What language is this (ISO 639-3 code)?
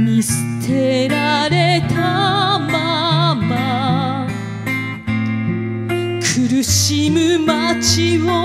jpn